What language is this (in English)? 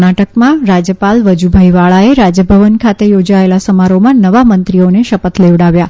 Gujarati